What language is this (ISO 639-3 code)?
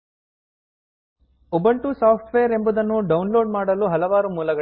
kan